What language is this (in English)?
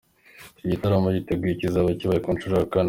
Kinyarwanda